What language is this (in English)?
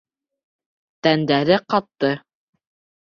Bashkir